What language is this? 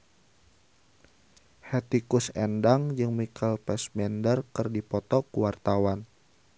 Sundanese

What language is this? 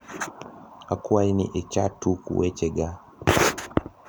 Luo (Kenya and Tanzania)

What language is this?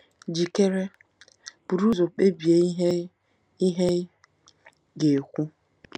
Igbo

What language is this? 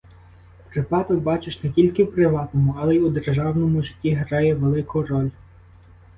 Ukrainian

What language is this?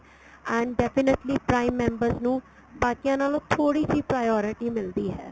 Punjabi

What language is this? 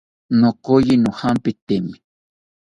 South Ucayali Ashéninka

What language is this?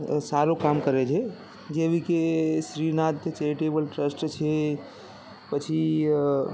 Gujarati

